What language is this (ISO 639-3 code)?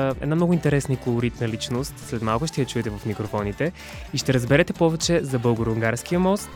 bul